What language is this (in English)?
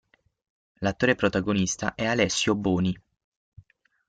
Italian